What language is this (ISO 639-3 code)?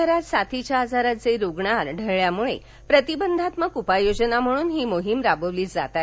mar